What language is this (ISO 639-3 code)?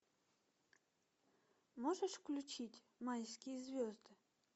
rus